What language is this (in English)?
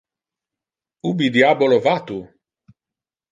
Interlingua